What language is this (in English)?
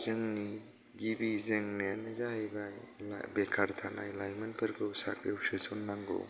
Bodo